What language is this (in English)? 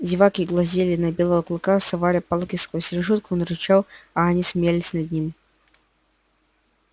Russian